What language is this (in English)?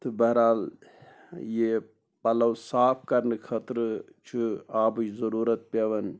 Kashmiri